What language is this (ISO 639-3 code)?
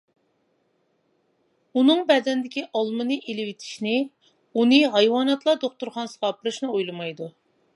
uig